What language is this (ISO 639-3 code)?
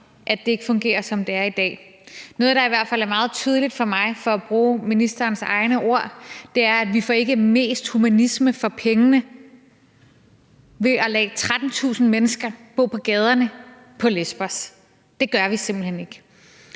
dan